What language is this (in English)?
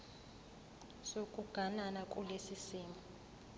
Zulu